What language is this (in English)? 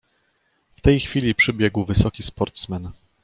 Polish